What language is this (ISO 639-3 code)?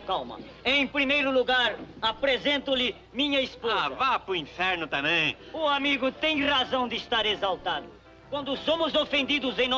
por